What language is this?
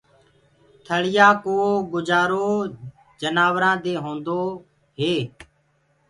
Gurgula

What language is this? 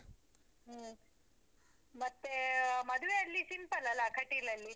Kannada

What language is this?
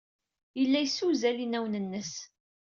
Kabyle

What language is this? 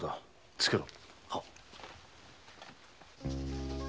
Japanese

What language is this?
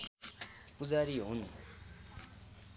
Nepali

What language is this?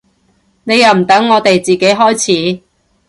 Cantonese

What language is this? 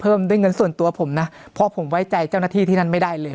Thai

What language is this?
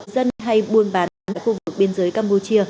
Vietnamese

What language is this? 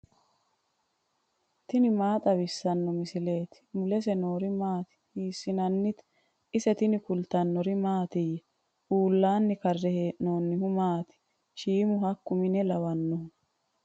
Sidamo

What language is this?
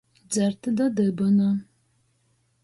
Latgalian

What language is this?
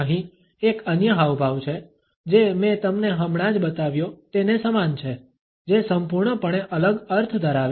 Gujarati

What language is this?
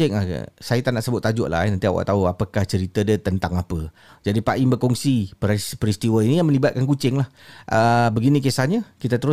Malay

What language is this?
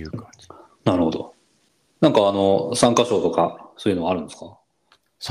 Japanese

